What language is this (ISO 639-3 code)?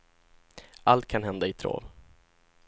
swe